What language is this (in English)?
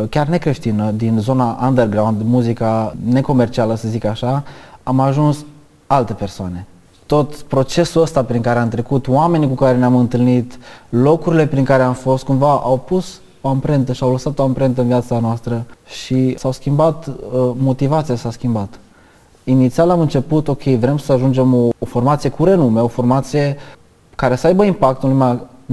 Romanian